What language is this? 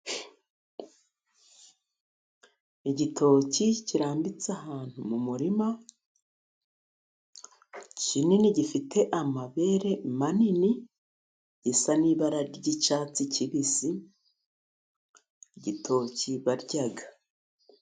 Kinyarwanda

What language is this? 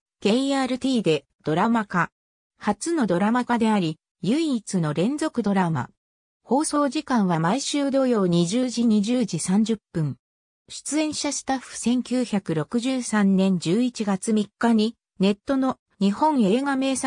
Japanese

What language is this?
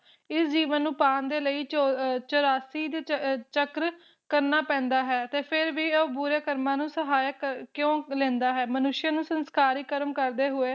Punjabi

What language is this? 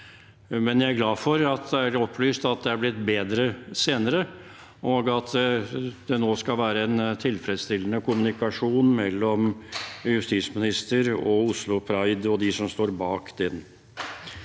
Norwegian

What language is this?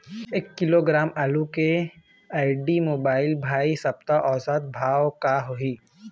Chhattisgarhi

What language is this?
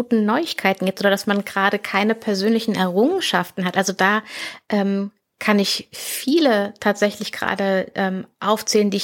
German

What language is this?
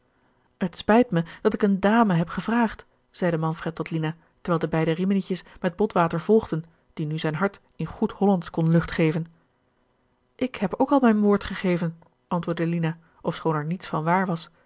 Dutch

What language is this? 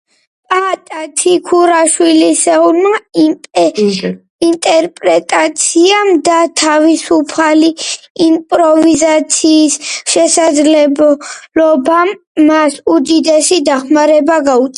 Georgian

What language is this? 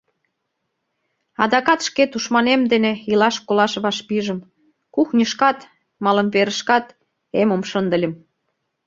Mari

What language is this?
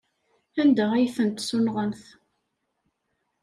Kabyle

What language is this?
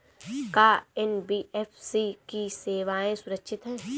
Bhojpuri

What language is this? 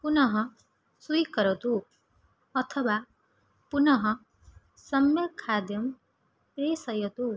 Sanskrit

